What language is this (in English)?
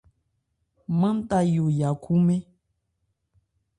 Ebrié